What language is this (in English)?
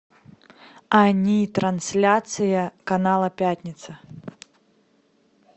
Russian